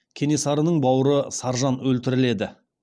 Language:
Kazakh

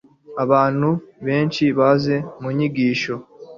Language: Kinyarwanda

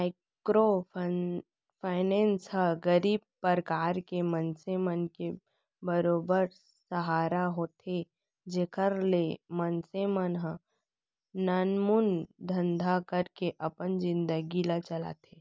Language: Chhattisgarhi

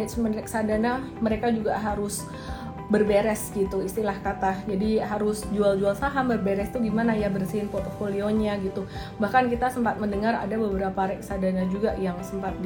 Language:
Indonesian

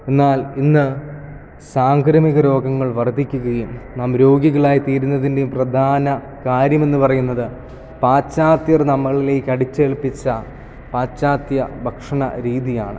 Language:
Malayalam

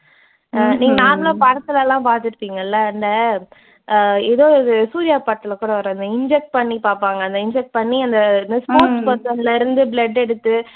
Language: Tamil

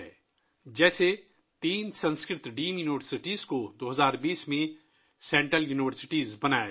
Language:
Urdu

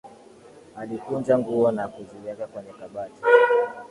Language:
Swahili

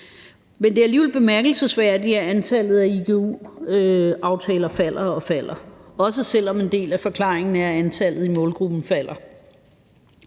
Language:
Danish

